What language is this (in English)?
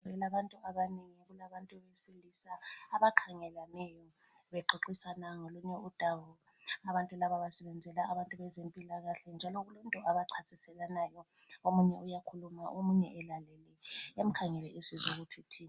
North Ndebele